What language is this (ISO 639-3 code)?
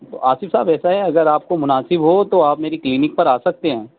urd